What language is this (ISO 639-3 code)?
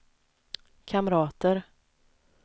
swe